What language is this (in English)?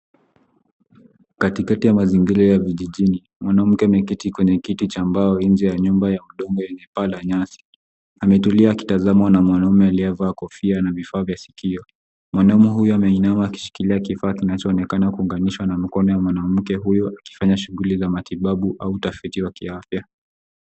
Swahili